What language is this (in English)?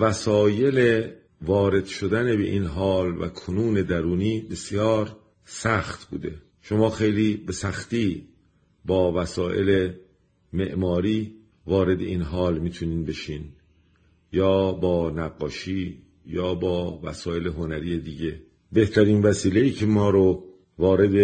Persian